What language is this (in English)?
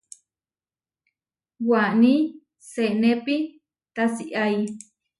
Huarijio